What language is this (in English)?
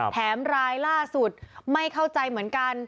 Thai